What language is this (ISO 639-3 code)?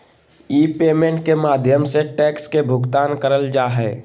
mag